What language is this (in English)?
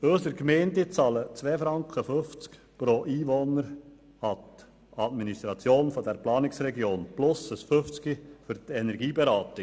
Swiss German